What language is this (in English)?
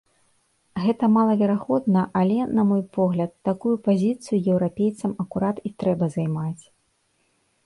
Belarusian